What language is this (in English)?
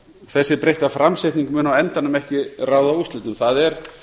Icelandic